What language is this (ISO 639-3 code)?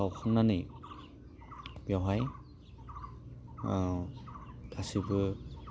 brx